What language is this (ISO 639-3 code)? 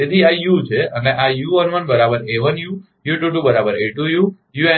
guj